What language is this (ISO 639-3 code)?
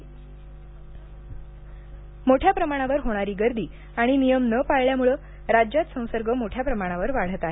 mar